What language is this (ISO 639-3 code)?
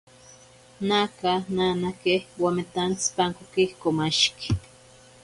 prq